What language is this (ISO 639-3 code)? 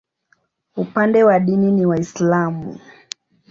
swa